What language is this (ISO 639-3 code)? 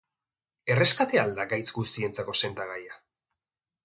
eus